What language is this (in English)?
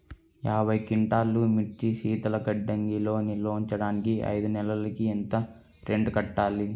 Telugu